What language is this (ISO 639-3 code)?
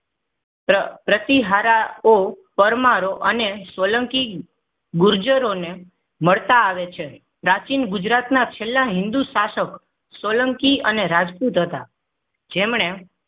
guj